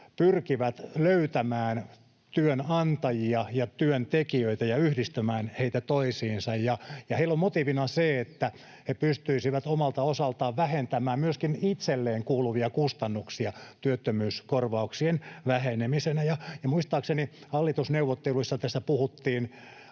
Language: Finnish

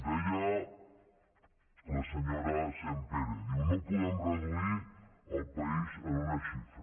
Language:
Catalan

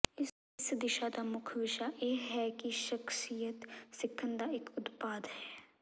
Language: Punjabi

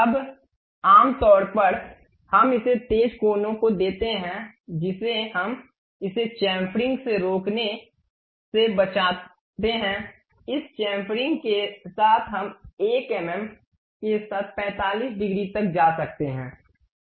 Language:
Hindi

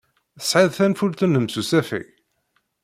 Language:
Kabyle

